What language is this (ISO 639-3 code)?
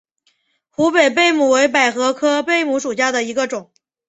zho